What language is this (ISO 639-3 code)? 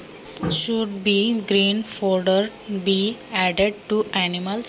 mar